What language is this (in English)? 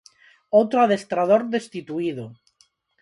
Galician